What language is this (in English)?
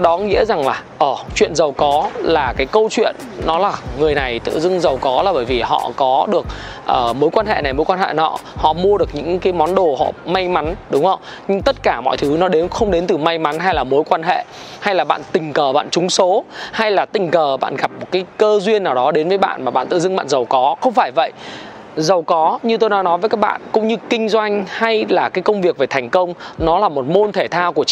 Vietnamese